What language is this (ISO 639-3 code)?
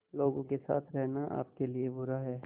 hin